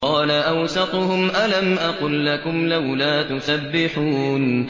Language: Arabic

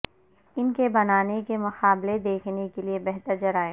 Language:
Urdu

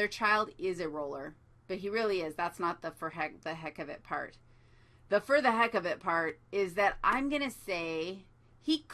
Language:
English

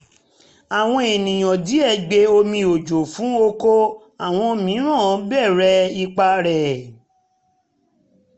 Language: Yoruba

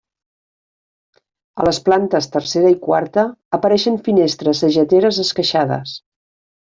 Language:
Catalan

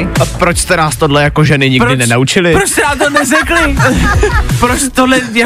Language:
Czech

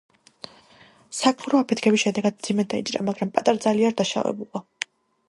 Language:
Georgian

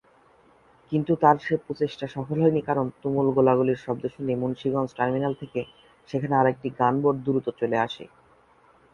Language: Bangla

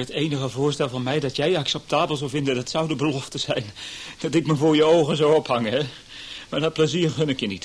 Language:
Dutch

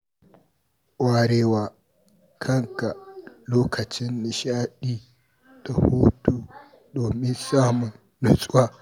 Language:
Hausa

